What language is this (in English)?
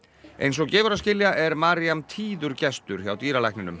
Icelandic